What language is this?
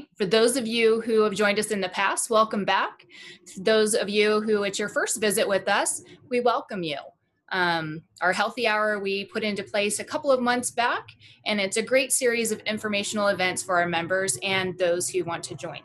English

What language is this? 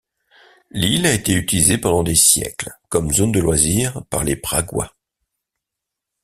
French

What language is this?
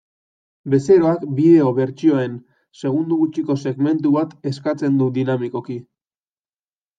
Basque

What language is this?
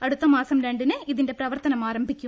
Malayalam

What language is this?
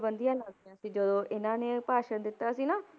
Punjabi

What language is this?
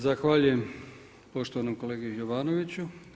Croatian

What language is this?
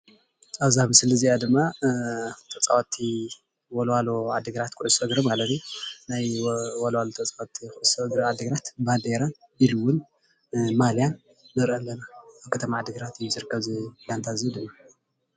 Tigrinya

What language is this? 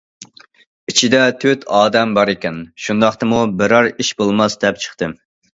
Uyghur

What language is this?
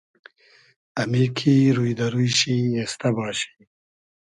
Hazaragi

